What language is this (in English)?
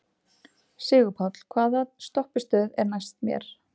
Icelandic